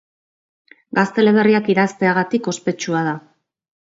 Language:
Basque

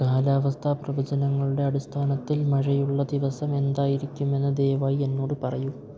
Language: Malayalam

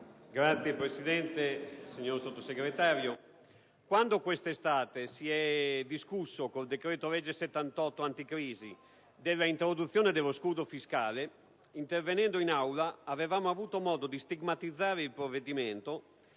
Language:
Italian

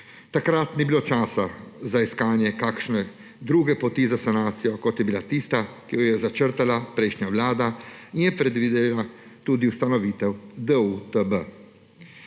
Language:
Slovenian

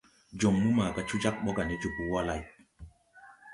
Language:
Tupuri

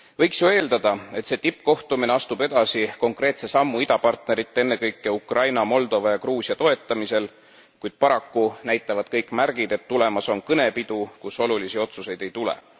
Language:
Estonian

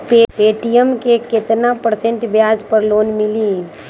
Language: Magahi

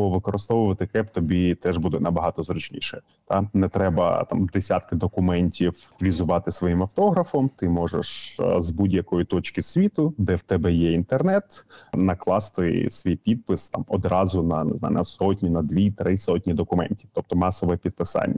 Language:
Ukrainian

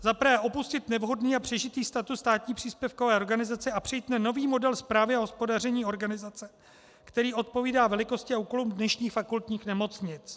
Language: Czech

